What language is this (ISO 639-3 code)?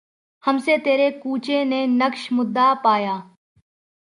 urd